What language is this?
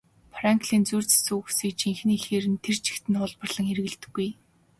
Mongolian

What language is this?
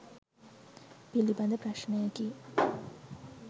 Sinhala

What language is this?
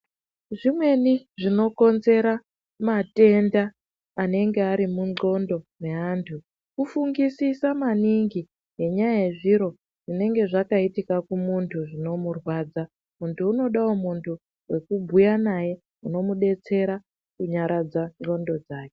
Ndau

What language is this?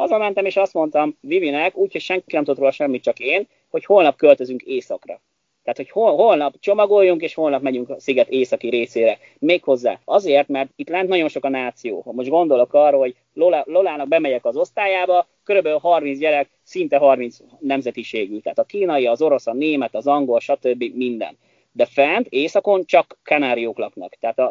Hungarian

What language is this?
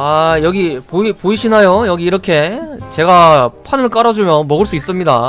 Korean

